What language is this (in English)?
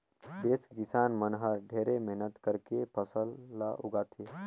Chhattisgarhi